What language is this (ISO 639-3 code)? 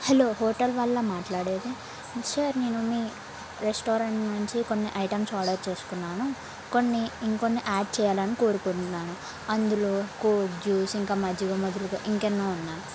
tel